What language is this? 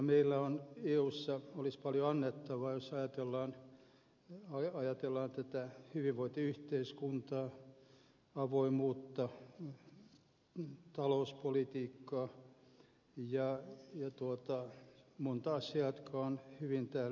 Finnish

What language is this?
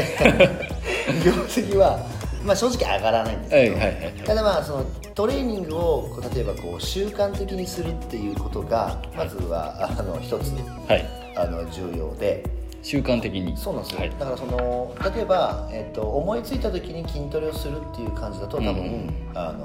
Japanese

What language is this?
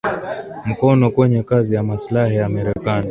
Swahili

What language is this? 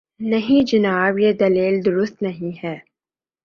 Urdu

